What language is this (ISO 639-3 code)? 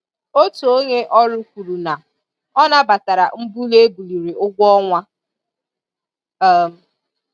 ibo